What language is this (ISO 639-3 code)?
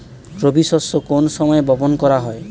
ben